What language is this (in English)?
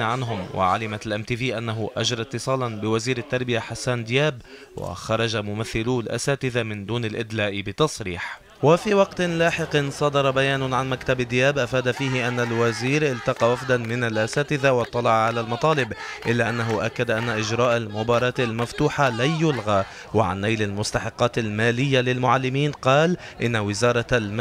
Arabic